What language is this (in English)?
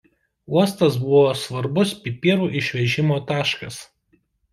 Lithuanian